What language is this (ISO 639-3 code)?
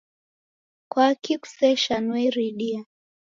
dav